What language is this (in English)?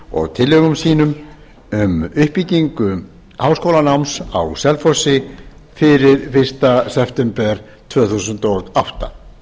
Icelandic